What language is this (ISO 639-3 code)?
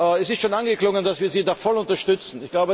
deu